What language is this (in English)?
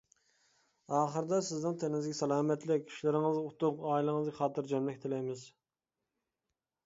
Uyghur